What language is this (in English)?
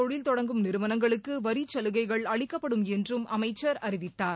Tamil